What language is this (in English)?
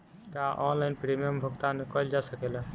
Bhojpuri